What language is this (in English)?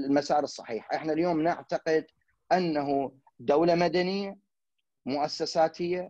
Arabic